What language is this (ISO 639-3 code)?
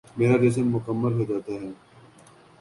urd